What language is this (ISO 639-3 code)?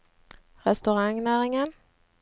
nor